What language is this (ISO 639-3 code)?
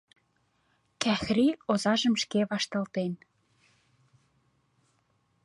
chm